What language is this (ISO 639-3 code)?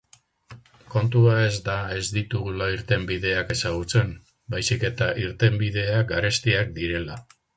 eus